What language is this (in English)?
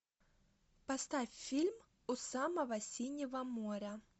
Russian